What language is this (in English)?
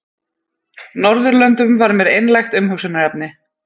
Icelandic